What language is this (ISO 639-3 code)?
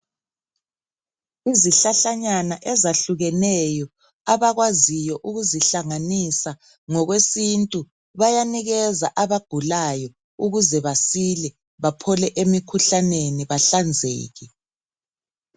nde